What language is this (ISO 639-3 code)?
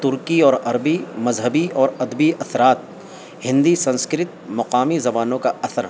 urd